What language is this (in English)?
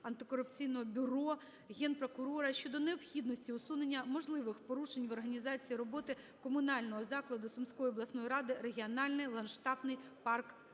Ukrainian